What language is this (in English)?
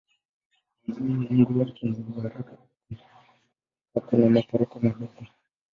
Swahili